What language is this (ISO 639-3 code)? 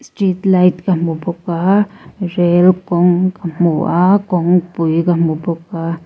lus